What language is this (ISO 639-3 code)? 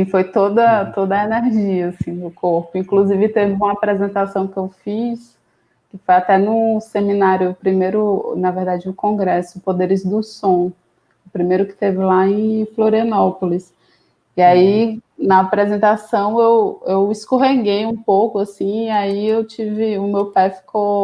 por